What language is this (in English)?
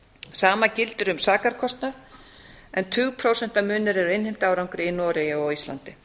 Icelandic